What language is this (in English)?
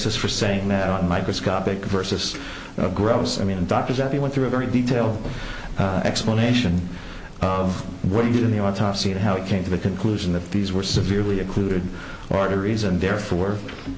English